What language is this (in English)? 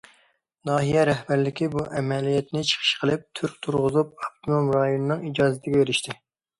Uyghur